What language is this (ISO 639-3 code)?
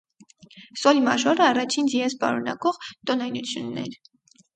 hye